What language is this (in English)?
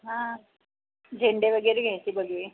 Marathi